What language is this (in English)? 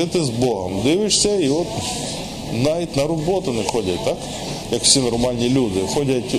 Ukrainian